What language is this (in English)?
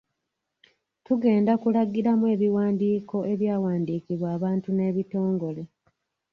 Ganda